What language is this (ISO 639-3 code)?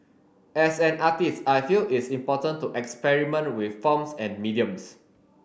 eng